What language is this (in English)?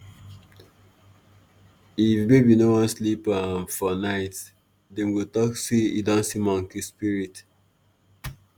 Nigerian Pidgin